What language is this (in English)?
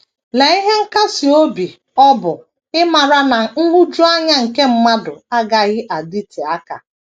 Igbo